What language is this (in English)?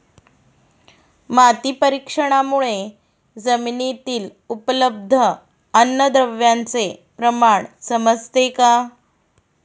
Marathi